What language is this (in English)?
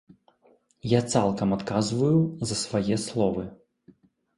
Belarusian